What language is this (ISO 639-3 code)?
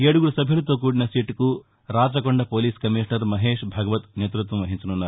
tel